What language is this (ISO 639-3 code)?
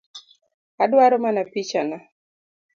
luo